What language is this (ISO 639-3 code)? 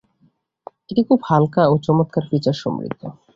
ben